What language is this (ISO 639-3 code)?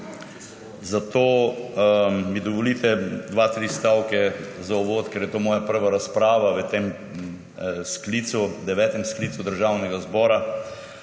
slv